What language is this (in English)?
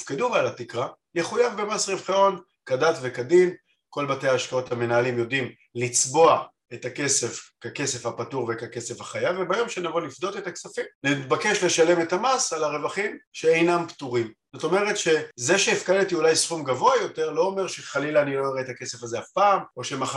Hebrew